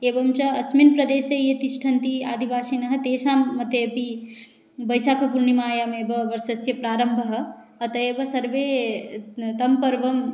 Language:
Sanskrit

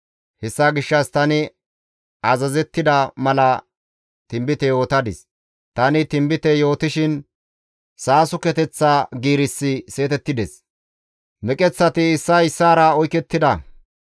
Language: Gamo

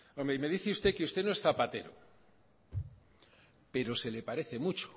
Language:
Spanish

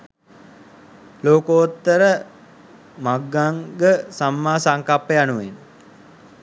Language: Sinhala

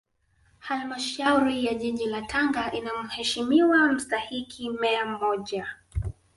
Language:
Swahili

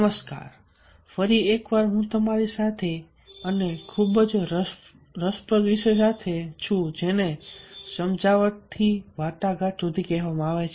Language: Gujarati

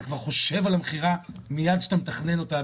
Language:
Hebrew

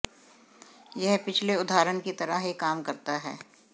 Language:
Hindi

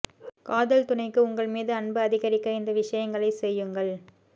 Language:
Tamil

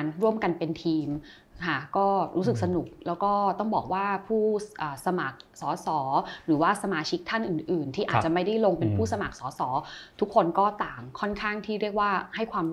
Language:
Thai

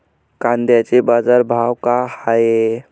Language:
Marathi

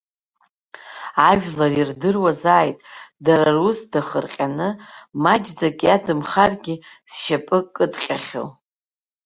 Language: Abkhazian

